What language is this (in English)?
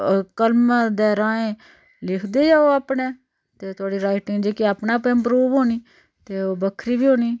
Dogri